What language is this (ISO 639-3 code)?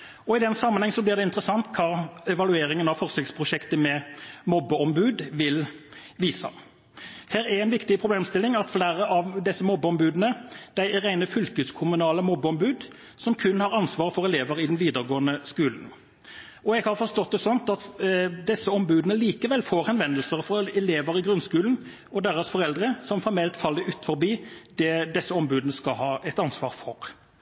nob